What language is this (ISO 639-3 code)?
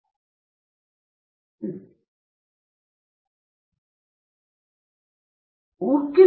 kan